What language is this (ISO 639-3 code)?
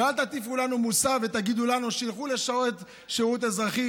heb